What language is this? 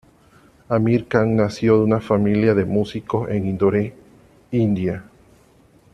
Spanish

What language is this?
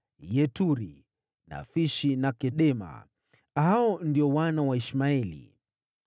Swahili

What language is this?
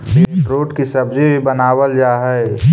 Magahi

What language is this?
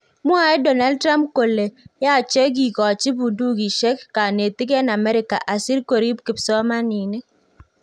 Kalenjin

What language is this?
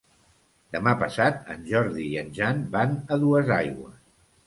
Catalan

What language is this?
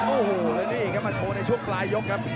Thai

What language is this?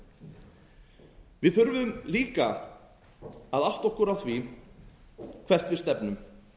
Icelandic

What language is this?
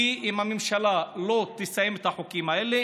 Hebrew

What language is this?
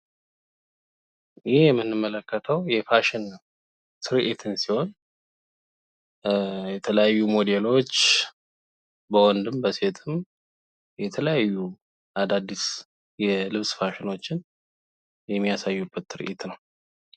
Amharic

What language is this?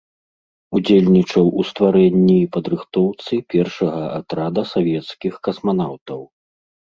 Belarusian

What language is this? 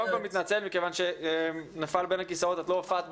Hebrew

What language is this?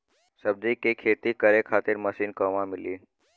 Bhojpuri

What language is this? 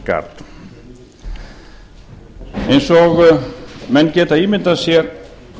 Icelandic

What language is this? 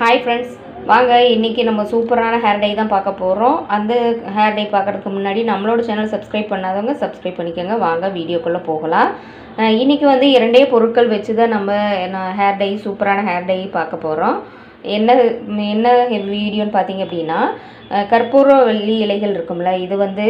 Tamil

